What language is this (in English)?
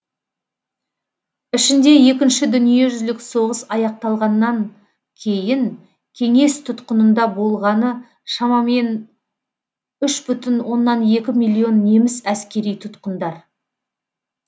Kazakh